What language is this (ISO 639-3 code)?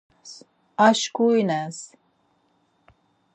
lzz